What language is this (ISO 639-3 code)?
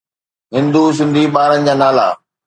snd